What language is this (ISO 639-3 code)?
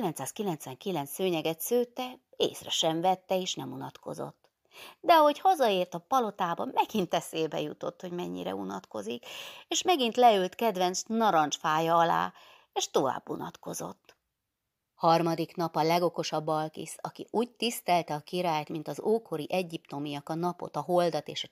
hun